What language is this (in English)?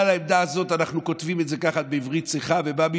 Hebrew